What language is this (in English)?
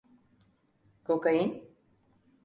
Turkish